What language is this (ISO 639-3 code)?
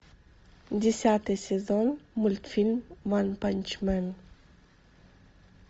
rus